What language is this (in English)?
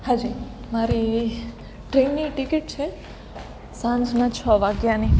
Gujarati